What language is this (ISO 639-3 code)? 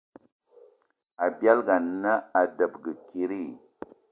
eto